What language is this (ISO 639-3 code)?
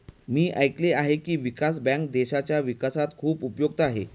mar